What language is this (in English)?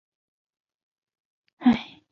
Chinese